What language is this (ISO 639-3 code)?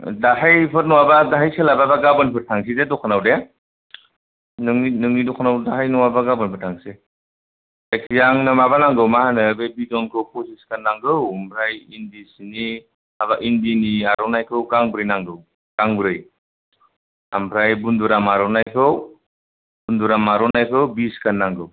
brx